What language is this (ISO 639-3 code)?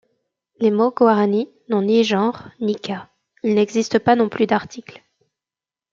fra